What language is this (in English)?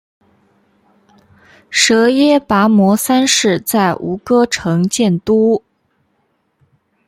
Chinese